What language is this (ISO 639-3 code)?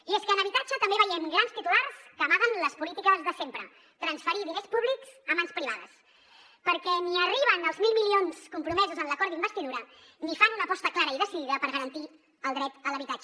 cat